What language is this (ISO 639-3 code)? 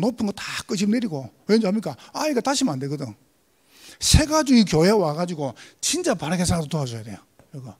kor